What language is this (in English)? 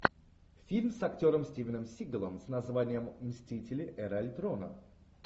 Russian